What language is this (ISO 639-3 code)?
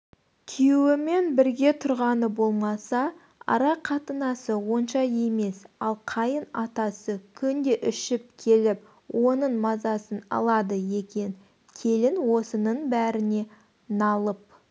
kaz